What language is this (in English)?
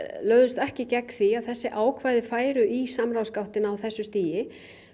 Icelandic